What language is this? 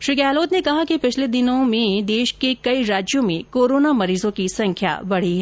Hindi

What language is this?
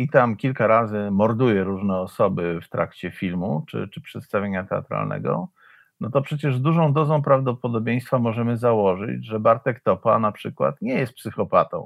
Polish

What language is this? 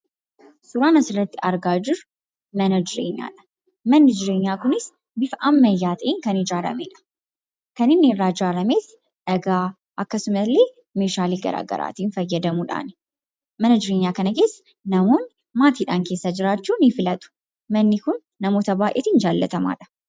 Oromo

